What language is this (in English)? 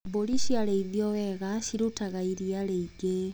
Kikuyu